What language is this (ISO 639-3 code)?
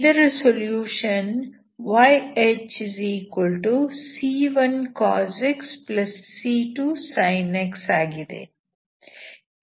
kan